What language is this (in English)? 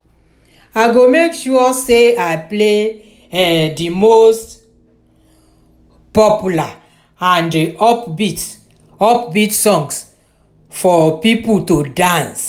Nigerian Pidgin